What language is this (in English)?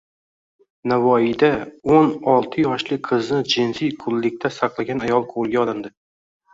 Uzbek